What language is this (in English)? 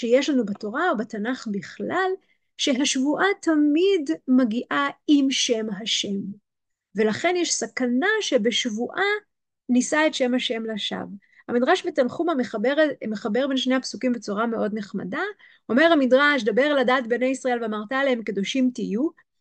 Hebrew